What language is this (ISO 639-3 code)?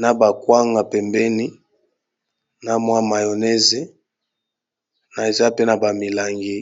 lin